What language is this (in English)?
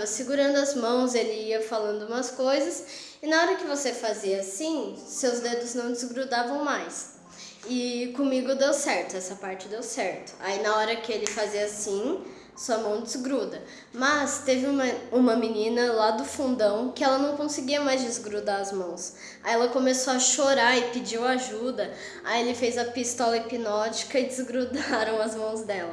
Portuguese